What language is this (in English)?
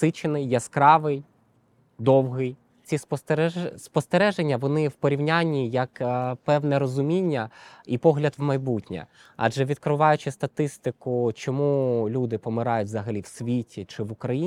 Ukrainian